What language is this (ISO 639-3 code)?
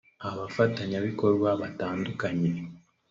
kin